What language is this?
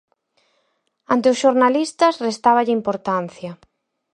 Galician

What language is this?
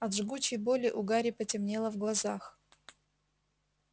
Russian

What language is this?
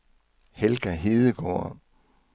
Danish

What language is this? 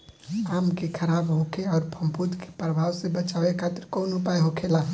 Bhojpuri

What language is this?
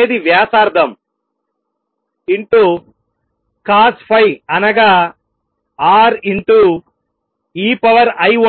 Telugu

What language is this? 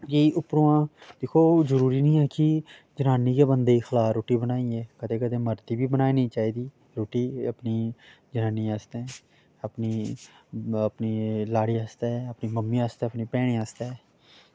Dogri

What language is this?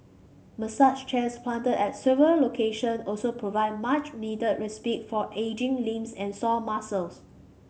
English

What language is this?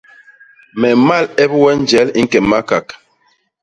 Basaa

